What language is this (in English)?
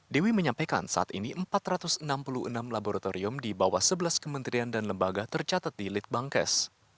Indonesian